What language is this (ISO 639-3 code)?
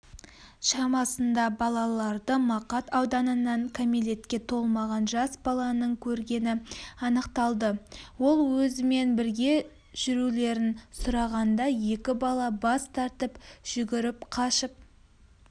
kaz